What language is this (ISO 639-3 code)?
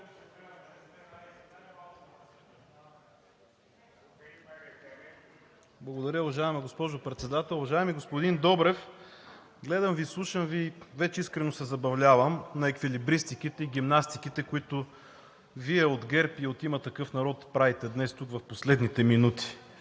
bul